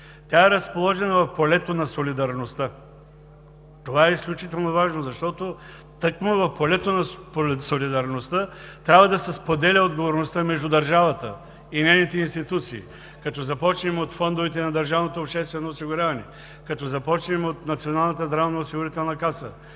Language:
Bulgarian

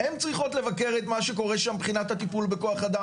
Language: Hebrew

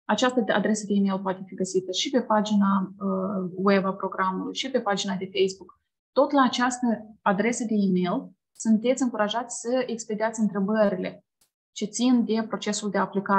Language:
Romanian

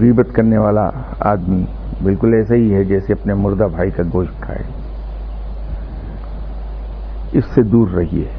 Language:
Urdu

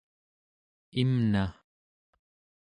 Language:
Central Yupik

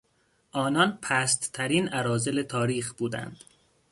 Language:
Persian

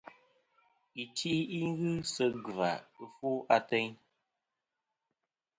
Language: Kom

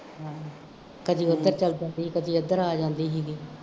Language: Punjabi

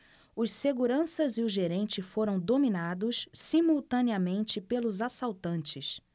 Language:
Portuguese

